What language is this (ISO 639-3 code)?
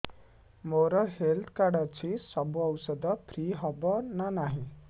ori